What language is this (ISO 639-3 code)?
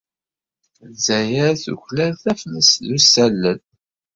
kab